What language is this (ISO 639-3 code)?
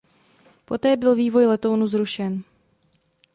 ces